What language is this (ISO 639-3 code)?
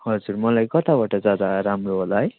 nep